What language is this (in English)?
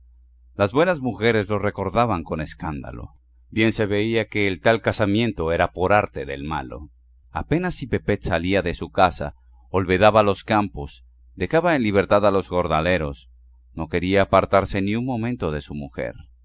Spanish